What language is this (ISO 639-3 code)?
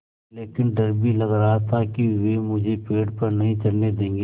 hin